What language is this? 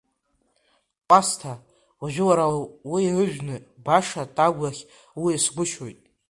Abkhazian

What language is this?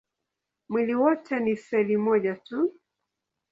Swahili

